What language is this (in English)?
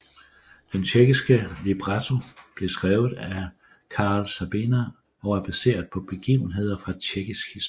Danish